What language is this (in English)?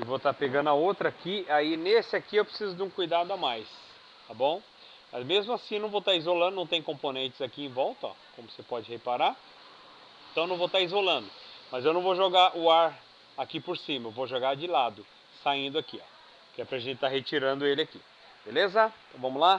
Portuguese